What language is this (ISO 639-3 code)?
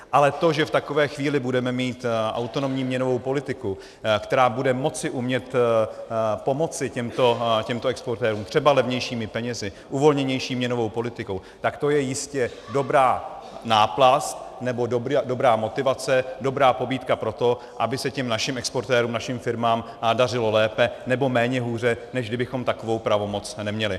ces